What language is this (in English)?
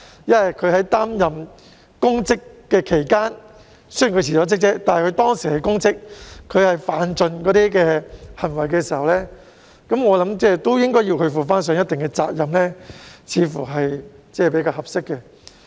Cantonese